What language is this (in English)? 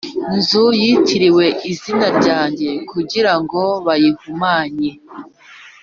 Kinyarwanda